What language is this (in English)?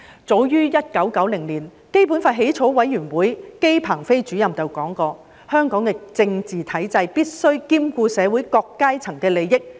Cantonese